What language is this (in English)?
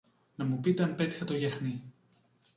Greek